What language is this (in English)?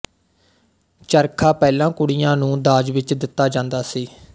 Punjabi